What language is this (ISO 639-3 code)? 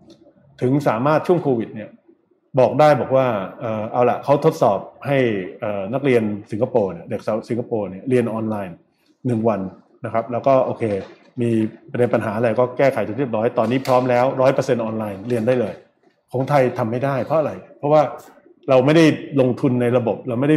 tha